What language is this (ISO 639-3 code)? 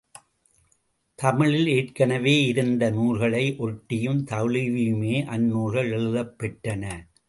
tam